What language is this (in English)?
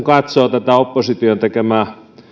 Finnish